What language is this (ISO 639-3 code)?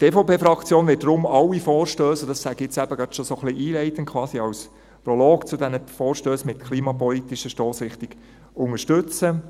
gsw